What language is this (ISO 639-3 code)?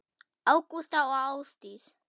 isl